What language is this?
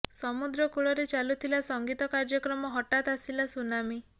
Odia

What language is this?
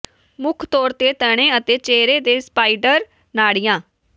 Punjabi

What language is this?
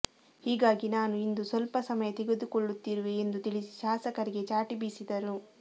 Kannada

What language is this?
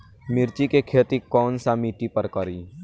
Bhojpuri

